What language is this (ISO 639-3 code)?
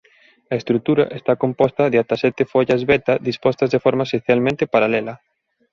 glg